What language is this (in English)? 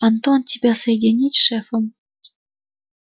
Russian